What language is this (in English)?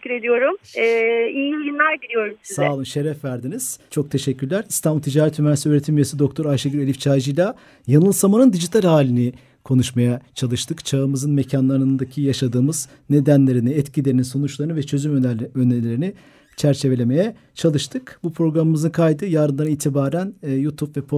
Turkish